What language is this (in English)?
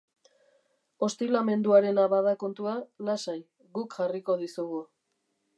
Basque